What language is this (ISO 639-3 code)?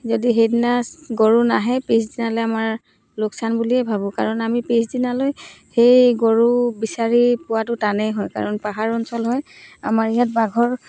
asm